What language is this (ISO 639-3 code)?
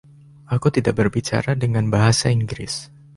ind